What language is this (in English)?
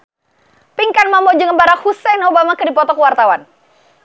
Sundanese